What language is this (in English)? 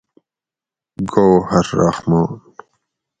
Gawri